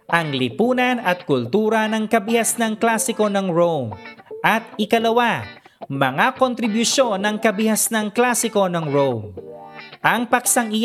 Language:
Filipino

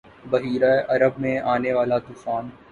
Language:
Urdu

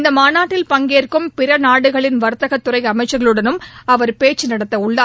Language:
Tamil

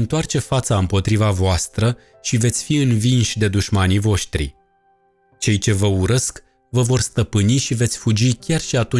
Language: Romanian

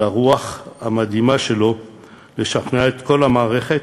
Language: Hebrew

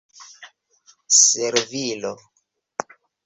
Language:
Esperanto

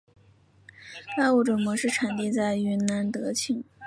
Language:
Chinese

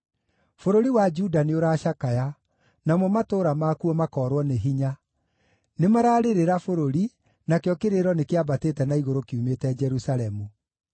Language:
Kikuyu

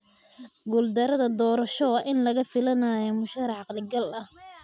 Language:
Somali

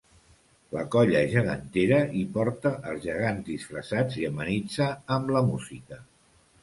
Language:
Catalan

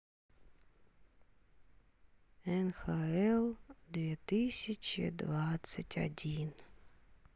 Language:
Russian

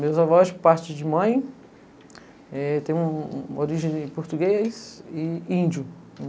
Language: Portuguese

